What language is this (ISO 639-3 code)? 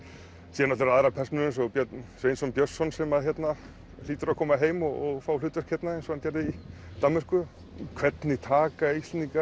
isl